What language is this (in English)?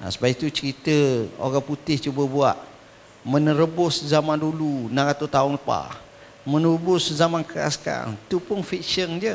Malay